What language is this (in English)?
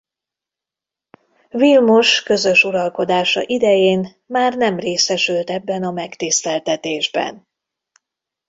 Hungarian